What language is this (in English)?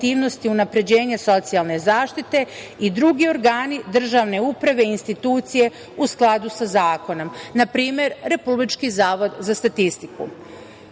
Serbian